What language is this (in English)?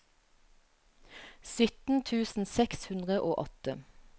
Norwegian